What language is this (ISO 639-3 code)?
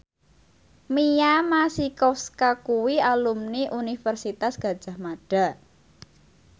jav